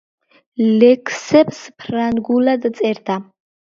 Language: Georgian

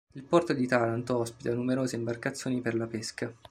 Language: Italian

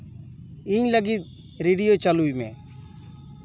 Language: Santali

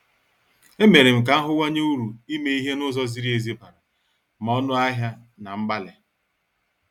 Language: Igbo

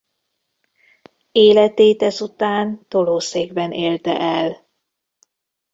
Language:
Hungarian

